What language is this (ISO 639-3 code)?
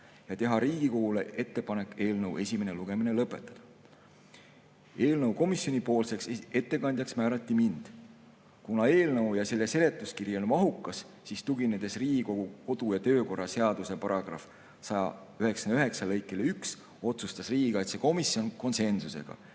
est